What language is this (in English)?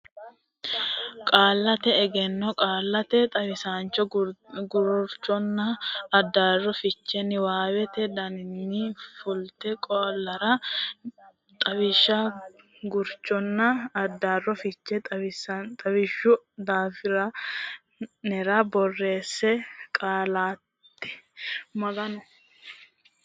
Sidamo